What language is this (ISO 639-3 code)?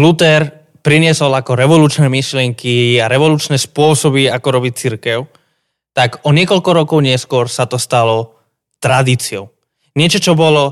slk